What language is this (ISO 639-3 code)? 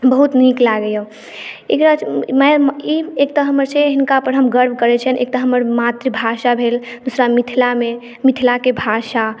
mai